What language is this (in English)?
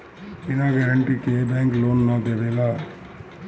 Bhojpuri